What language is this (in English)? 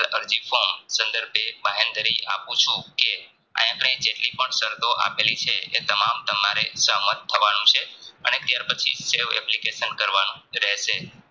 Gujarati